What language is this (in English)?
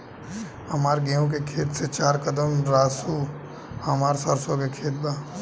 Bhojpuri